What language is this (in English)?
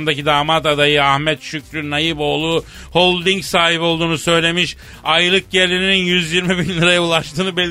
Turkish